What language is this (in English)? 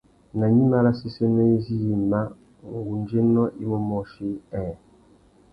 Tuki